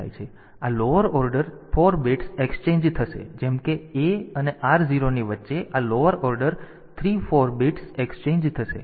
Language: Gujarati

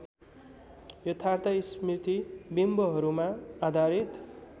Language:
Nepali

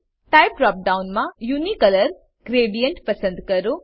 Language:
Gujarati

